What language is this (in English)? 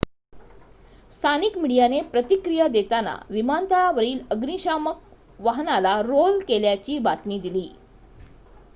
Marathi